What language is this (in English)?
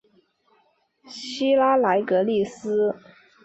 Chinese